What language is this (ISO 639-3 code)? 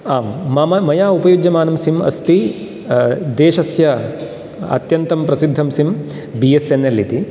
san